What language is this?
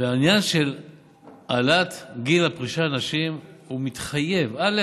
Hebrew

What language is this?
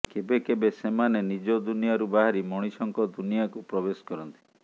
Odia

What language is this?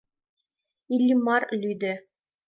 Mari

